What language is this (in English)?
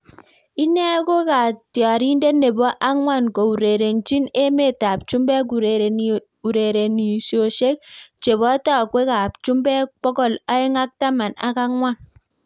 Kalenjin